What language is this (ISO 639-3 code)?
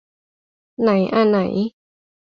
tha